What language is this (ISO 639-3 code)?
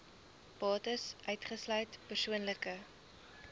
afr